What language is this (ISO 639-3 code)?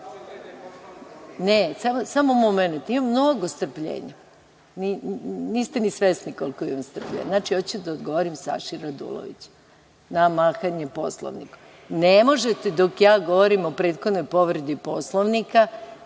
srp